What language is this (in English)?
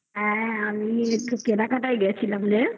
Bangla